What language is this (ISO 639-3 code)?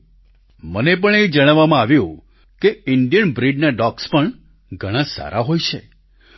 guj